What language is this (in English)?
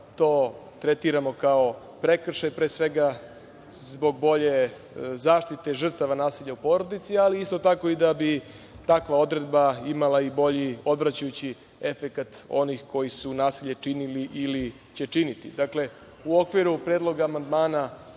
Serbian